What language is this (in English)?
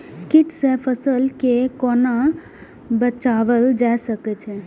Maithili